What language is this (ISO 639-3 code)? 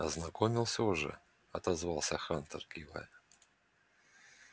rus